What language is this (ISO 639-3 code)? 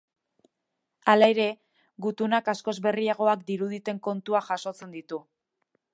eus